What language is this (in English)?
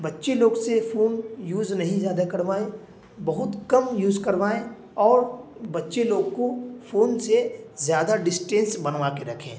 Urdu